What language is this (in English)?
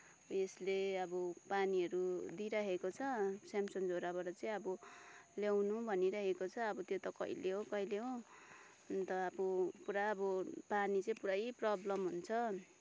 Nepali